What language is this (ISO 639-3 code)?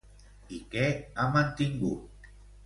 cat